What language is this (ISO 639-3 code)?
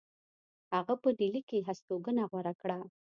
pus